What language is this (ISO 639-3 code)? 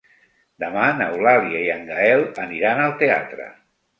cat